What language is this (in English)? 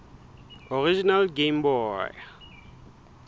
Southern Sotho